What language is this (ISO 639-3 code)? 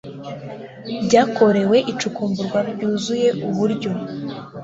kin